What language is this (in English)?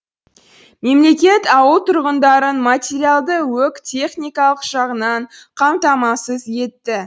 Kazakh